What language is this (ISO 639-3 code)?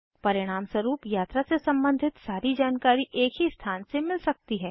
hin